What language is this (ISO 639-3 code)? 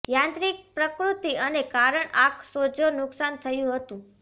guj